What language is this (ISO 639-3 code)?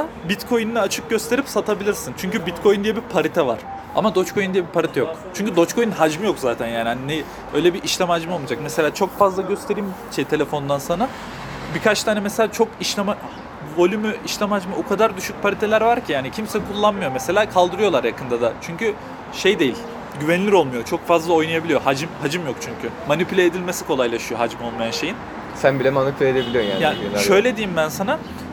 tur